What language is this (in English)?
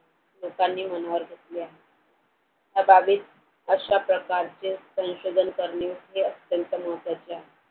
Marathi